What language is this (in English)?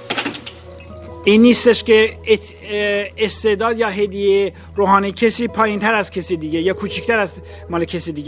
Persian